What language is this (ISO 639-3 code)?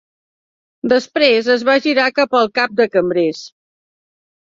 cat